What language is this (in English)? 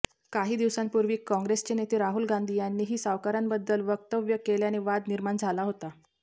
Marathi